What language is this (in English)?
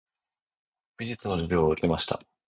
Japanese